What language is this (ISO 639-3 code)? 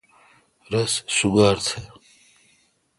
xka